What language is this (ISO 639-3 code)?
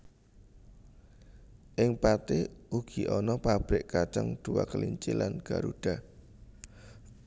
jav